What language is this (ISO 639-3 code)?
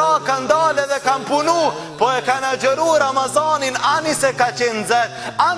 ron